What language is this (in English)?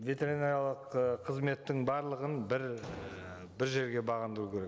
Kazakh